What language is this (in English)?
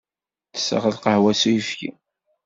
Kabyle